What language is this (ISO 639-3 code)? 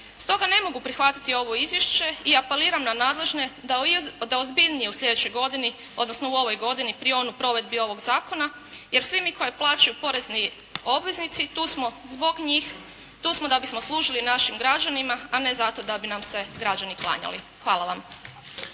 hrv